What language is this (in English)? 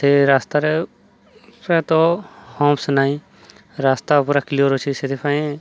Odia